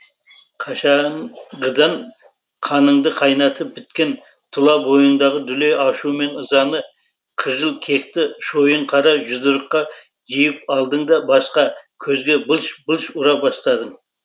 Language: Kazakh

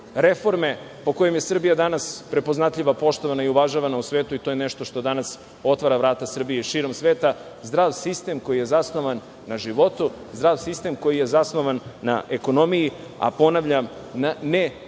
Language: Serbian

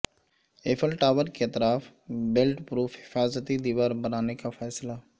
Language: Urdu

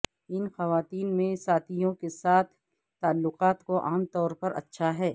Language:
Urdu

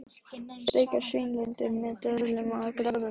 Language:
Icelandic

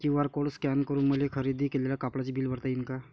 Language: Marathi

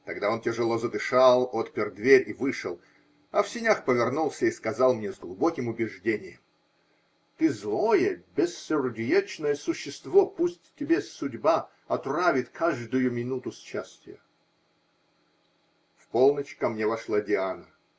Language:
Russian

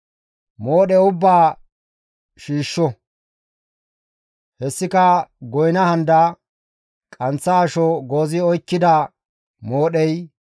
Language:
Gamo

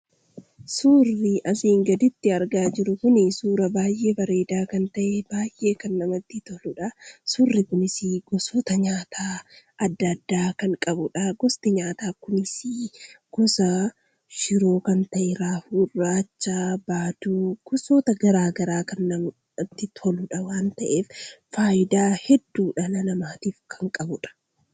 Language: Oromo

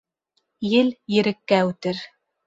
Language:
Bashkir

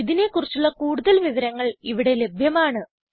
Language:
Malayalam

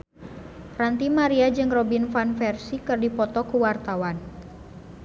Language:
Sundanese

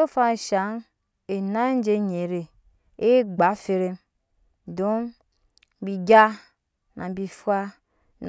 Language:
Nyankpa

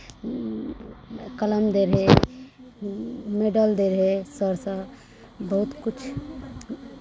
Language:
Maithili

